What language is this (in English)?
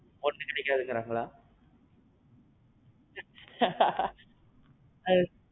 Tamil